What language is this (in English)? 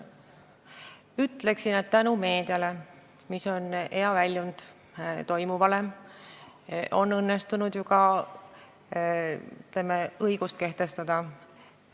Estonian